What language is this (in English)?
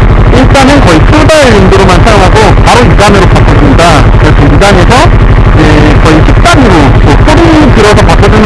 Korean